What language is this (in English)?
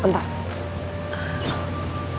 Indonesian